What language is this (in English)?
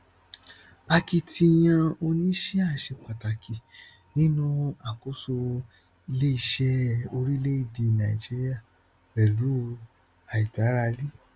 Yoruba